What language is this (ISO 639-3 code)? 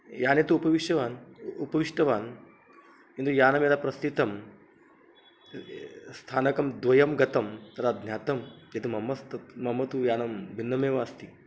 san